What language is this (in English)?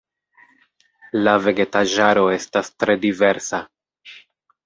Esperanto